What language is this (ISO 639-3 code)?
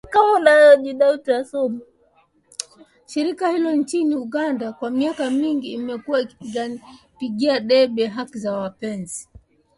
swa